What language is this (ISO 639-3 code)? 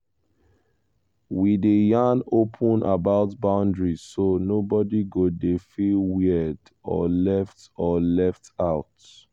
pcm